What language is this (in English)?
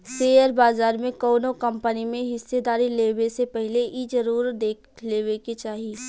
Bhojpuri